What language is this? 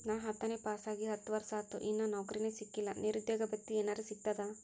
Kannada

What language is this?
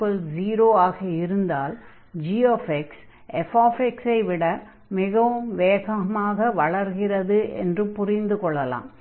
Tamil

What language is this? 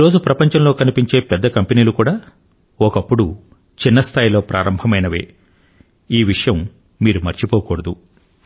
Telugu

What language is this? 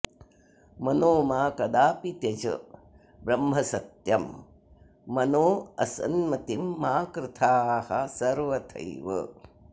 Sanskrit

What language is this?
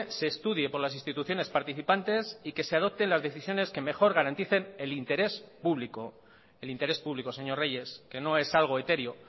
Spanish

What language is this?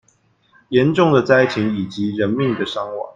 Chinese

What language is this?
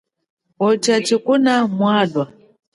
Chokwe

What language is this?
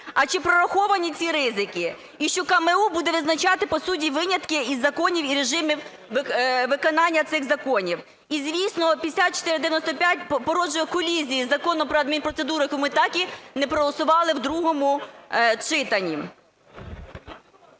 Ukrainian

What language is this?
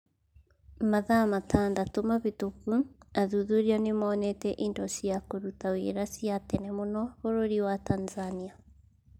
Kikuyu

